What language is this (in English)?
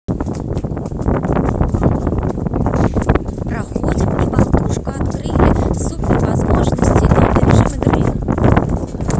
Russian